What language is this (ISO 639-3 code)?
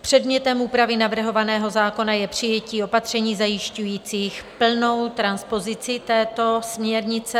ces